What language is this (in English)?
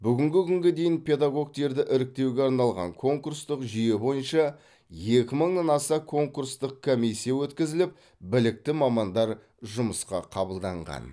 Kazakh